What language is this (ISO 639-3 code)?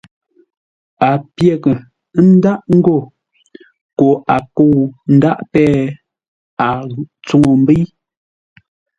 nla